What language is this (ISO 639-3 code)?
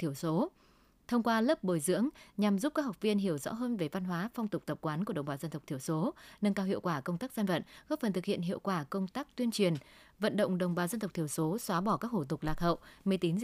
vie